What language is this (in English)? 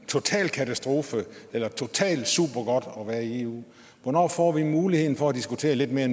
Danish